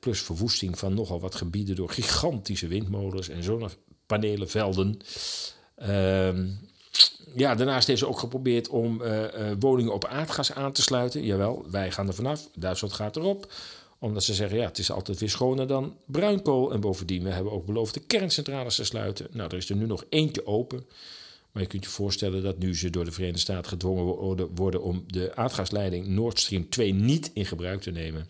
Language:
Dutch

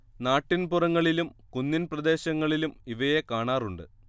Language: Malayalam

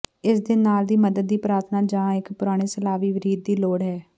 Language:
Punjabi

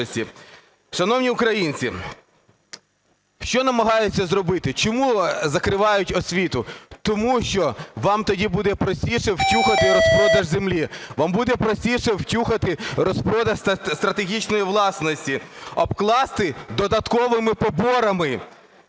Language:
Ukrainian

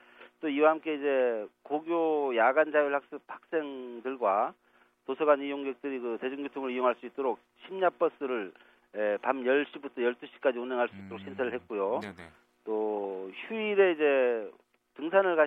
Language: Korean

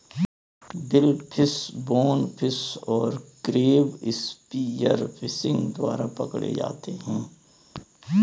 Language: Hindi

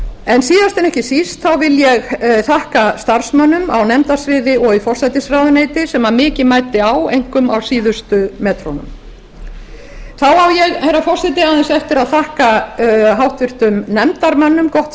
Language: Icelandic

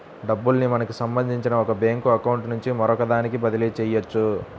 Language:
Telugu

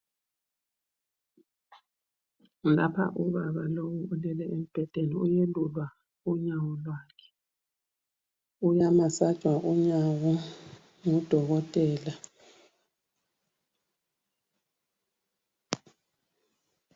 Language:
North Ndebele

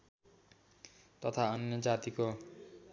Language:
Nepali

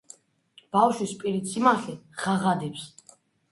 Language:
Georgian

